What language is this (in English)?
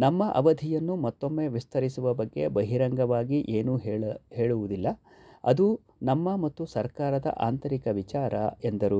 Kannada